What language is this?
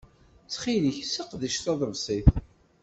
Kabyle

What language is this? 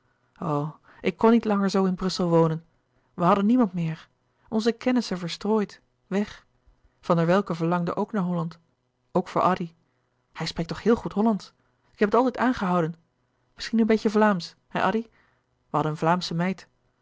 Dutch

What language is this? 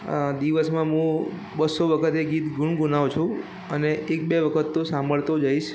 Gujarati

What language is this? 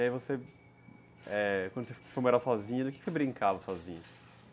Portuguese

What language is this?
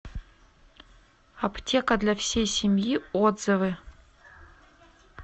Russian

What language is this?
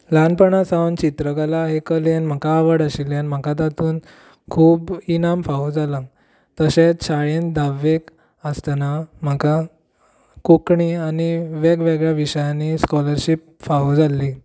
Konkani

